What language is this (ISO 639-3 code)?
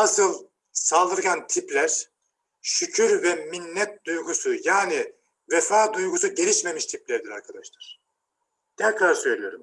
tur